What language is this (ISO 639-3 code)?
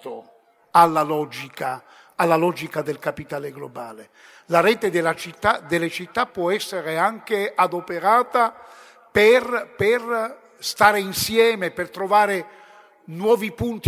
ita